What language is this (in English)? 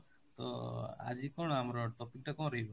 Odia